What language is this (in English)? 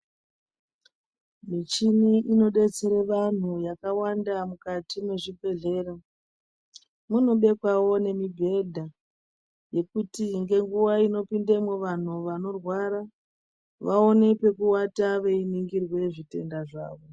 Ndau